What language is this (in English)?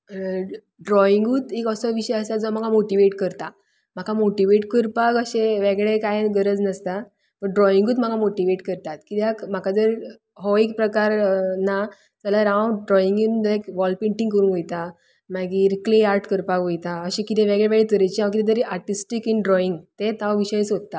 Konkani